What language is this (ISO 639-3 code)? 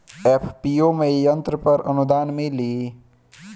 bho